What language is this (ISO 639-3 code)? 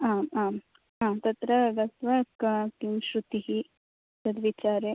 san